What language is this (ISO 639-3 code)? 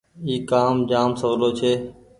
gig